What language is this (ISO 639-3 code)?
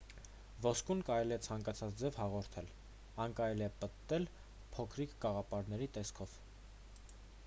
hye